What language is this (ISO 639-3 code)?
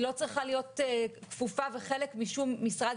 heb